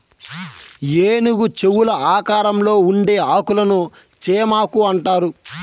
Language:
Telugu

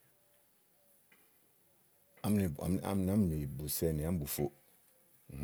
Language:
Igo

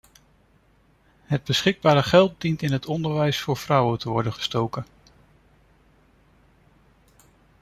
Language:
Dutch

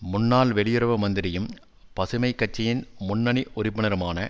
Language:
Tamil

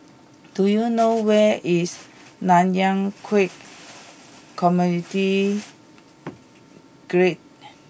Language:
English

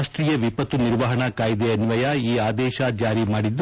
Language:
Kannada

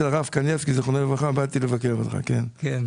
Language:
Hebrew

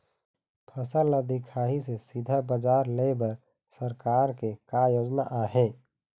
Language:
Chhattisgarhi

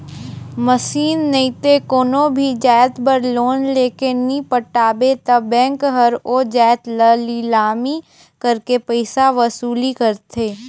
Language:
Chhattisgarhi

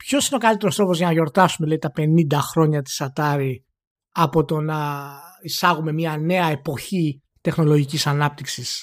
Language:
Greek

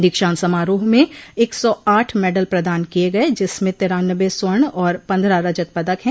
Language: Hindi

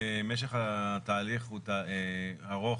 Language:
Hebrew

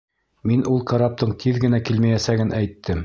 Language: Bashkir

